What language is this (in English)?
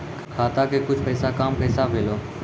Maithili